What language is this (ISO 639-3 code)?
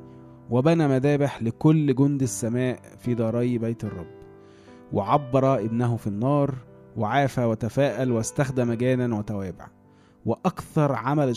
ara